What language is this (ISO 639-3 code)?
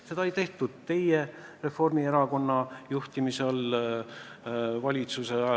est